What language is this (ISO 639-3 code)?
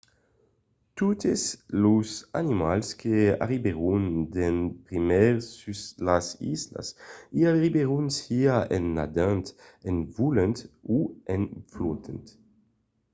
oci